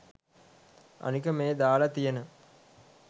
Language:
Sinhala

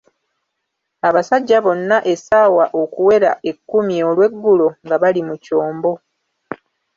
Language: Ganda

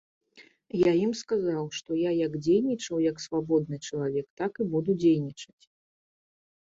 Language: Belarusian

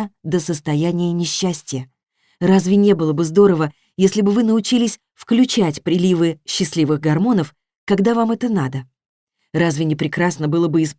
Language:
Russian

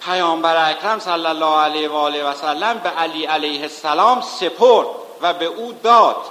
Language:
Persian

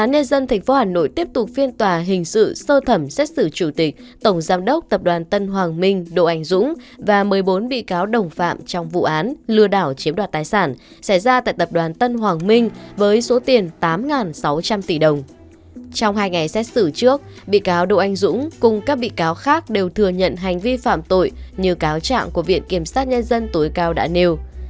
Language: Vietnamese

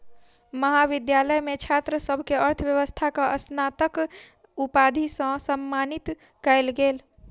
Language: Maithili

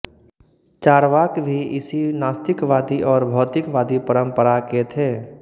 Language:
Hindi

